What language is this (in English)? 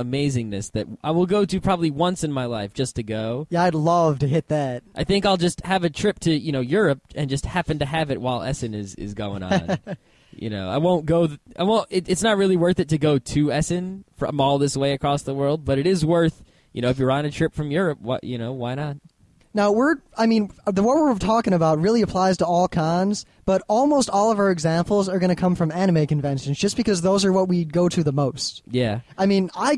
English